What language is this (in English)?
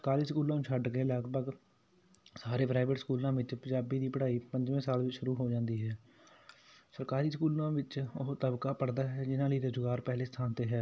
Punjabi